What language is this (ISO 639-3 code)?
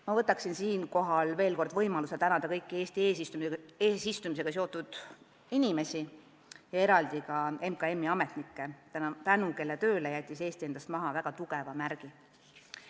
est